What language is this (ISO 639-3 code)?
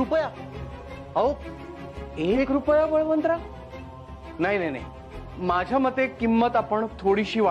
hin